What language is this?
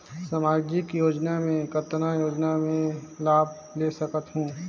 Chhattisgarhi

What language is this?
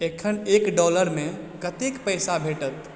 Maithili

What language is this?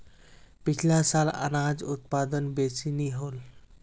Magahi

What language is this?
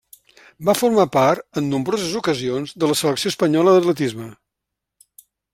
Catalan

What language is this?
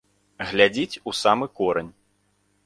Belarusian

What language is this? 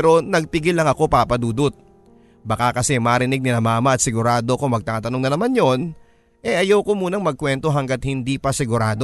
Filipino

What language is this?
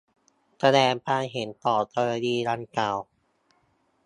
Thai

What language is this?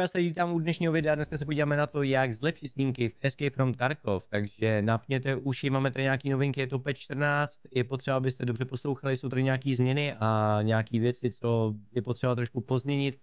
Czech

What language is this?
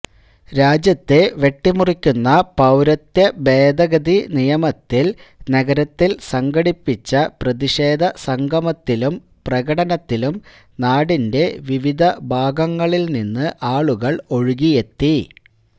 Malayalam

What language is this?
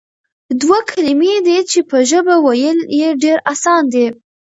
Pashto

